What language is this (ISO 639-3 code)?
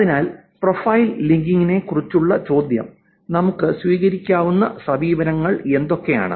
mal